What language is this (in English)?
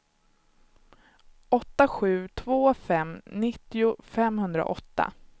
Swedish